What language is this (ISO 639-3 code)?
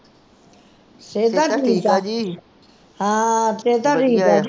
pan